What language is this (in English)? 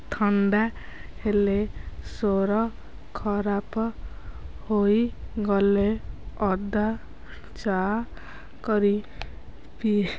Odia